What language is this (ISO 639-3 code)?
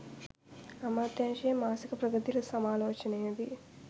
sin